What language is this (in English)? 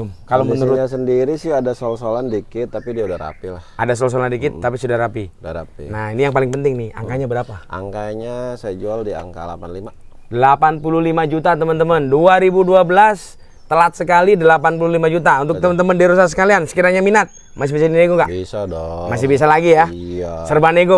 Indonesian